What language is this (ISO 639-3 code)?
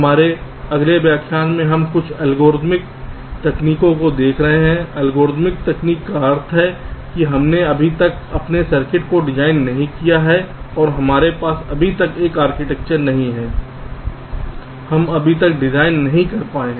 hin